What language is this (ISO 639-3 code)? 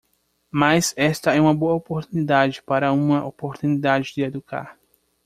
por